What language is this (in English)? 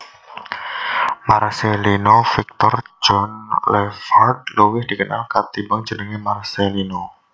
Javanese